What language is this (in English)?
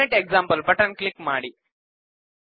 Kannada